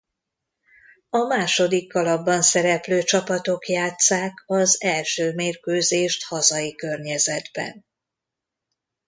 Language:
Hungarian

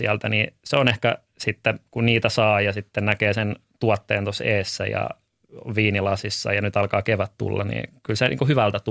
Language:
Finnish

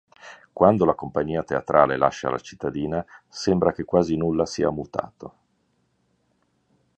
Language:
Italian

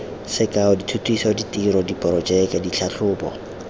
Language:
Tswana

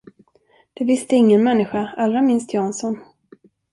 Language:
Swedish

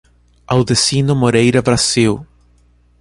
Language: Portuguese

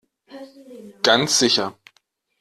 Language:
German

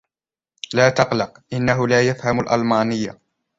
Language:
Arabic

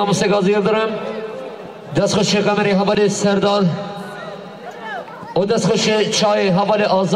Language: Arabic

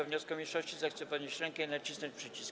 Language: Polish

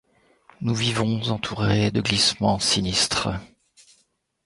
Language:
French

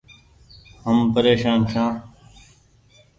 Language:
Goaria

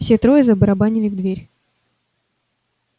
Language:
Russian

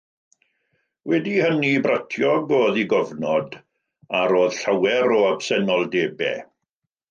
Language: Welsh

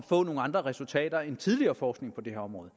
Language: Danish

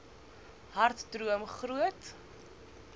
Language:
Afrikaans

